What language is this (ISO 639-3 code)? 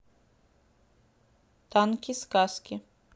rus